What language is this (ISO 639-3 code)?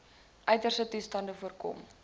afr